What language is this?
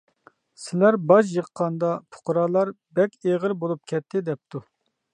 Uyghur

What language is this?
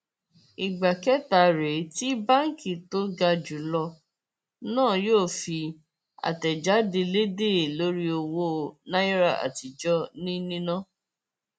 Yoruba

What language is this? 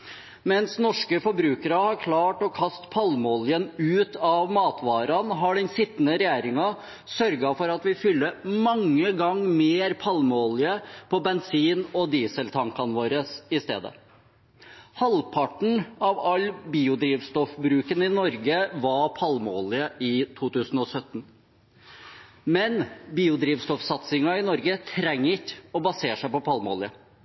Norwegian Bokmål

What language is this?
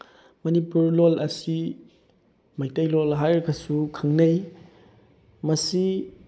Manipuri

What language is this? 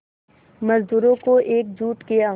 Hindi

